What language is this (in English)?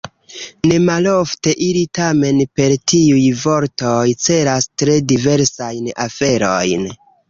Esperanto